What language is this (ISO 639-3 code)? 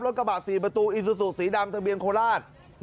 tha